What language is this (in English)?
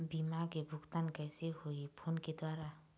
Chhattisgarhi